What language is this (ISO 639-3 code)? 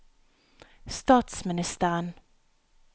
nor